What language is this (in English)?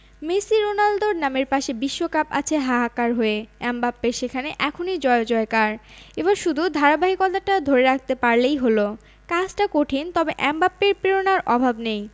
Bangla